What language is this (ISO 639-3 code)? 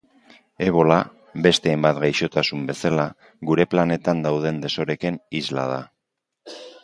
eus